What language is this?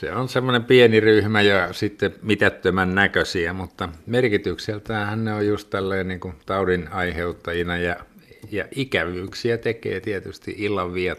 Finnish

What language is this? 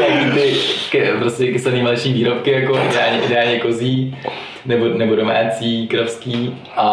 Czech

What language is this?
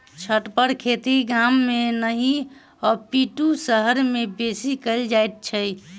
Maithili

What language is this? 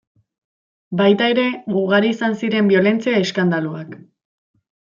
Basque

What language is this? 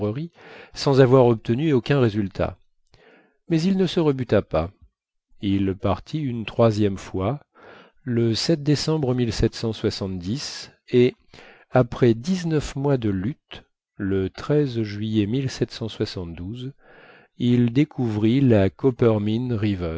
French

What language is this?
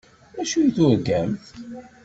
Kabyle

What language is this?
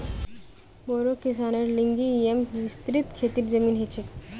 Magahi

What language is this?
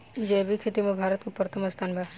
Bhojpuri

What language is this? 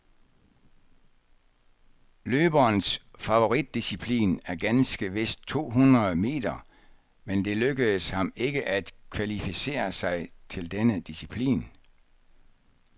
Danish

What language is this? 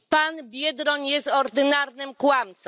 Polish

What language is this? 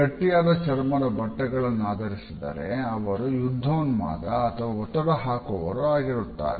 Kannada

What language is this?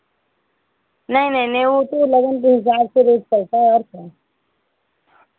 Hindi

